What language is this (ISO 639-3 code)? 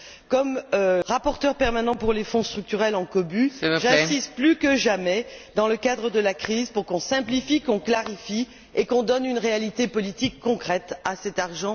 fra